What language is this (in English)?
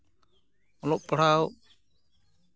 Santali